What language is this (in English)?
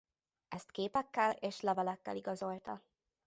Hungarian